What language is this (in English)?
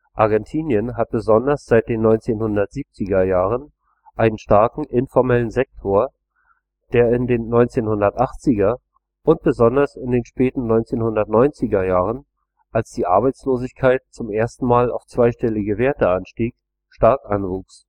German